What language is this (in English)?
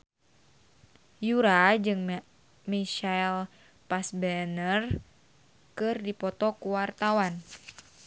Sundanese